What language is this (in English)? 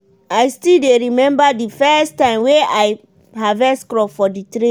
Nigerian Pidgin